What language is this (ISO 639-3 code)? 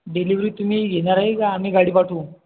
mar